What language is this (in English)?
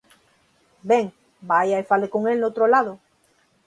Galician